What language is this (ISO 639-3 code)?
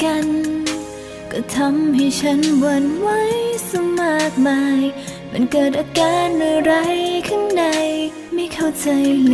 tha